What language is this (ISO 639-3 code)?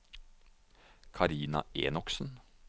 nor